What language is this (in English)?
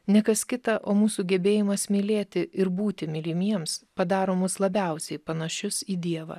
Lithuanian